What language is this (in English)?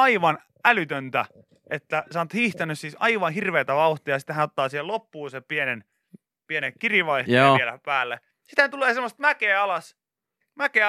Finnish